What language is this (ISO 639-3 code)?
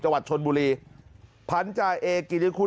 tha